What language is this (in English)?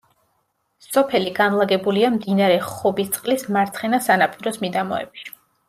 Georgian